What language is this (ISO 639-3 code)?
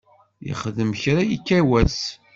kab